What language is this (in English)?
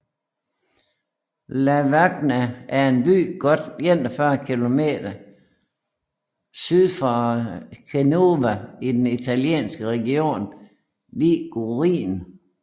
Danish